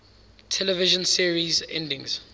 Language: English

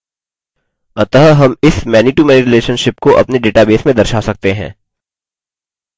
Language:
Hindi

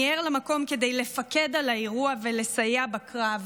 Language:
Hebrew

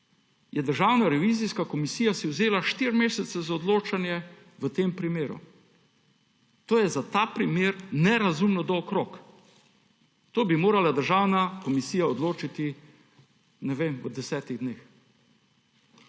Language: Slovenian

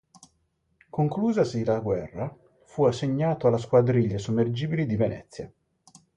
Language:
Italian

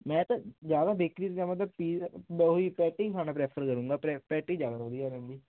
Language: Punjabi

